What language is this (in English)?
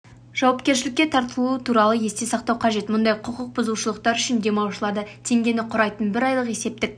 Kazakh